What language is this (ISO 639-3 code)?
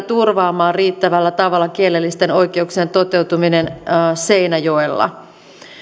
fin